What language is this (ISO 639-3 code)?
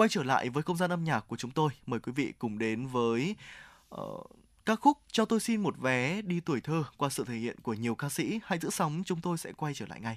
vie